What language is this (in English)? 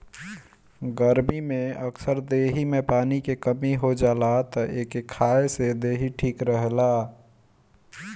Bhojpuri